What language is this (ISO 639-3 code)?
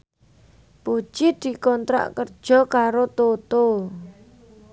jav